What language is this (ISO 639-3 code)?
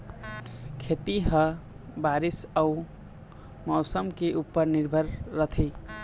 hne